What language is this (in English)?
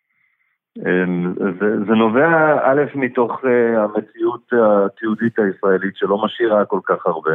Hebrew